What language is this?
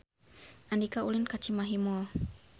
Sundanese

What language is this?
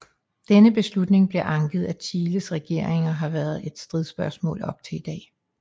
Danish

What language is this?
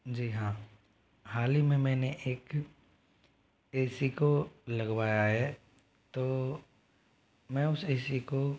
Hindi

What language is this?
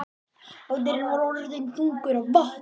Icelandic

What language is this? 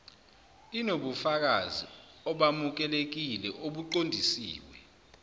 Zulu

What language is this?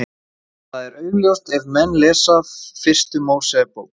Icelandic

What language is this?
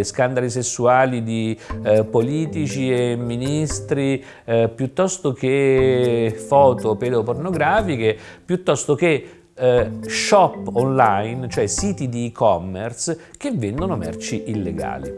Italian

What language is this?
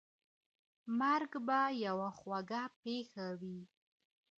Pashto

